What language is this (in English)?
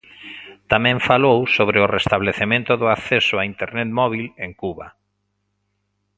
Galician